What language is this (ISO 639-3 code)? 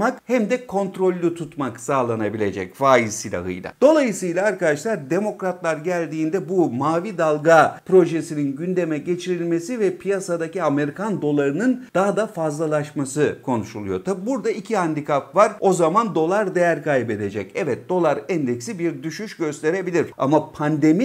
tur